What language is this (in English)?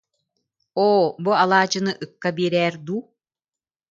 Yakut